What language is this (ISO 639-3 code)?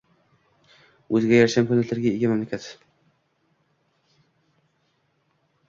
uzb